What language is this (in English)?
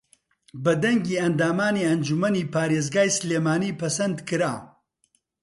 Central Kurdish